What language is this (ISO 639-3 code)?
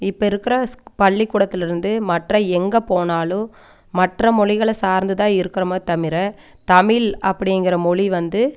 tam